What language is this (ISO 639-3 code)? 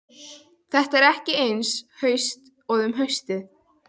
isl